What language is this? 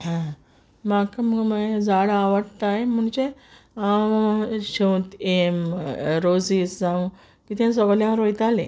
Konkani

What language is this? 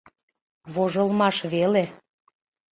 Mari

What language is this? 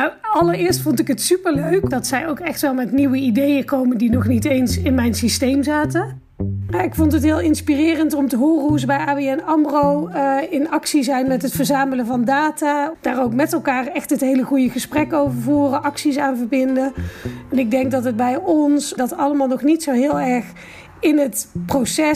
Dutch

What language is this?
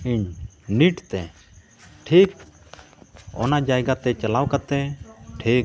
Santali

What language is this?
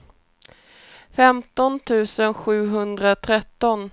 Swedish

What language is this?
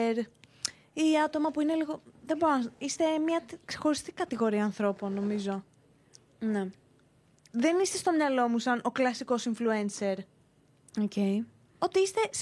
Greek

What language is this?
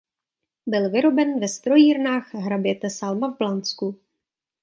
Czech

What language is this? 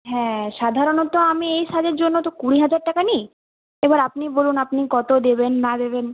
Bangla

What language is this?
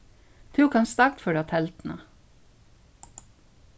Faroese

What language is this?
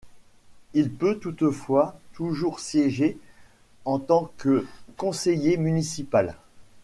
French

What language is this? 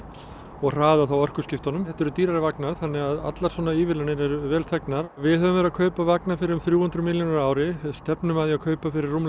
Icelandic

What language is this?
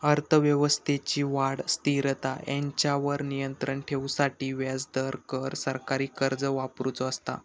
Marathi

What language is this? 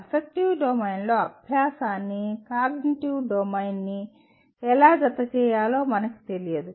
Telugu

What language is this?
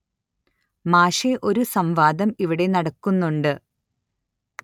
Malayalam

